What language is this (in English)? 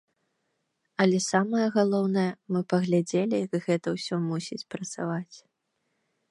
Belarusian